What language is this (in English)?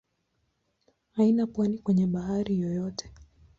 Swahili